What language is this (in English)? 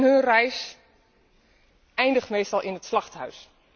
Dutch